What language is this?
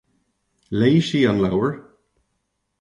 Irish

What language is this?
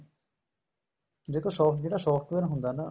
Punjabi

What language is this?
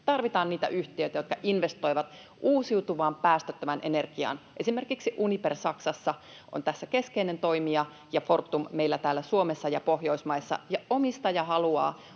Finnish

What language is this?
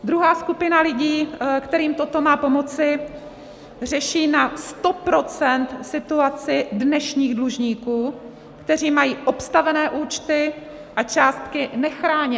Czech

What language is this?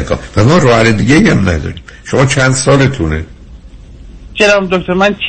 Persian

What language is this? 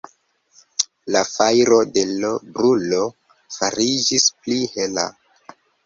Esperanto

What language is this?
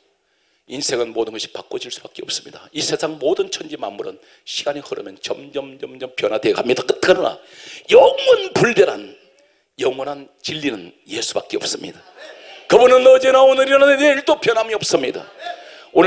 Korean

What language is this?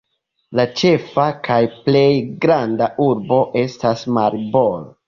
Esperanto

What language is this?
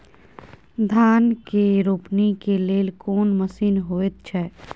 Maithili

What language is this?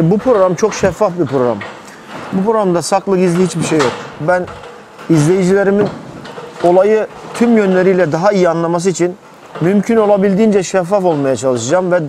Turkish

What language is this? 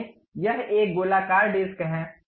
Hindi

